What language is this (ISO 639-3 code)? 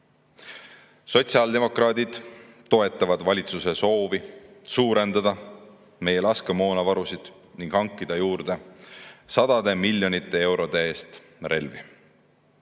est